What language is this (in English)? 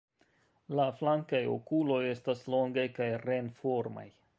Esperanto